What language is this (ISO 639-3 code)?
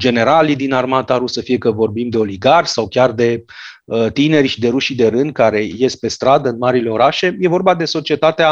ron